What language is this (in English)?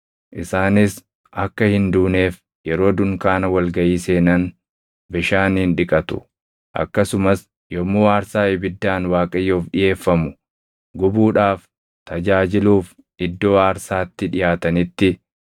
Oromo